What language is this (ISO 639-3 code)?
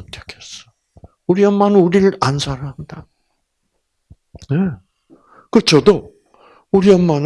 kor